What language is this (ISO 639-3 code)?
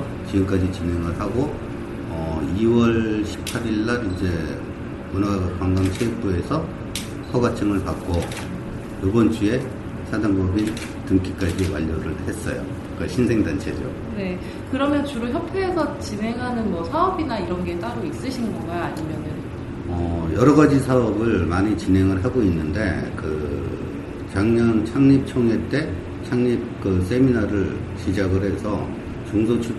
kor